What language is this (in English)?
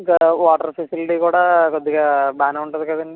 Telugu